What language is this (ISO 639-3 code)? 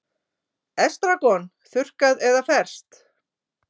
isl